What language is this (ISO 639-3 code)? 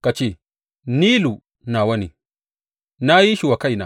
hau